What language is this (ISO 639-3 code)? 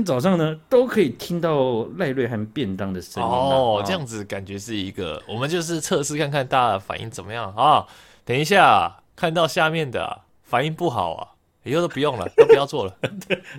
zho